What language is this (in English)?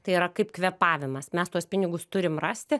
Lithuanian